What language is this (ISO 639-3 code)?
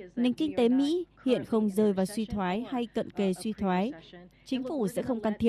vie